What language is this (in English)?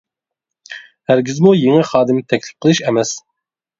Uyghur